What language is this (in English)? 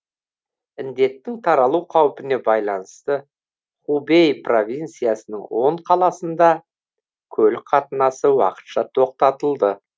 Kazakh